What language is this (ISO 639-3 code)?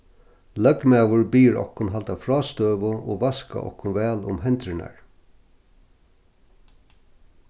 fao